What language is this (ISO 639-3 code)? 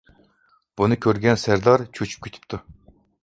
uig